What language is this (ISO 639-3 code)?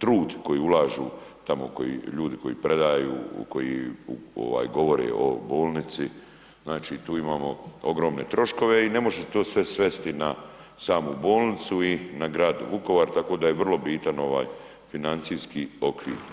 hrv